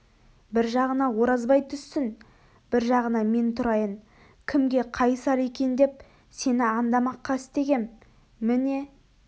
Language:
Kazakh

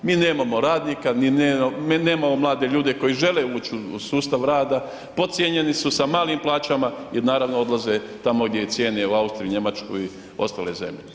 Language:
Croatian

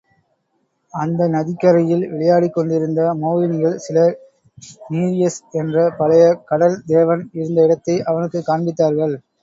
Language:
Tamil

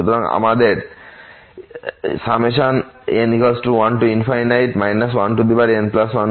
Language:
Bangla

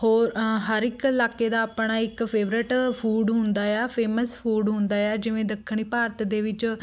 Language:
Punjabi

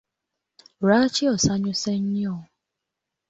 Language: Ganda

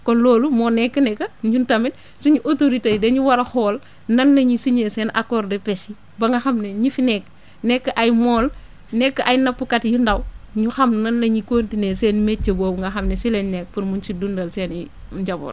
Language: Wolof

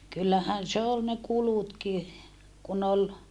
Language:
Finnish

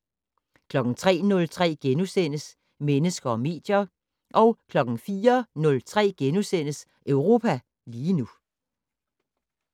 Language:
Danish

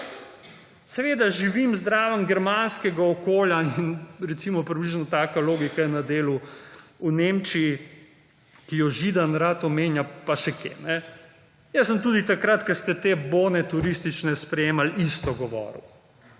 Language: Slovenian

